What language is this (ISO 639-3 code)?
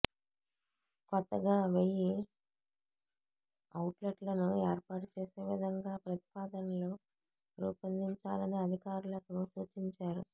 tel